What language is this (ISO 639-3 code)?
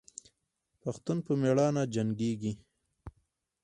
pus